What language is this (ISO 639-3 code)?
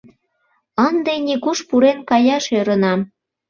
chm